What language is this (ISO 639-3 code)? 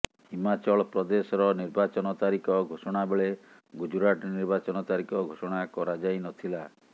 ori